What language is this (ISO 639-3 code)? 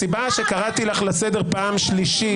heb